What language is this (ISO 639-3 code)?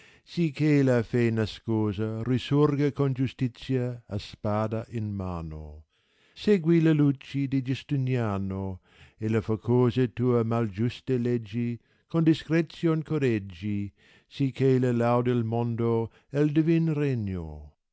ita